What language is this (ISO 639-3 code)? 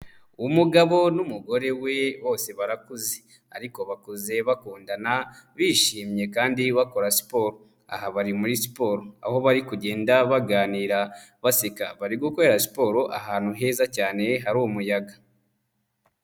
kin